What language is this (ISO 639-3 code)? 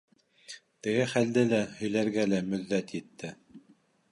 bak